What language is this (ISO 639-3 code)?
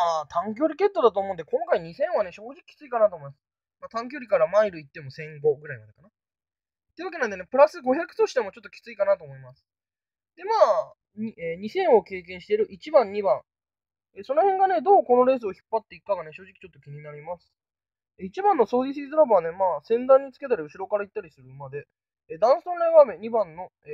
jpn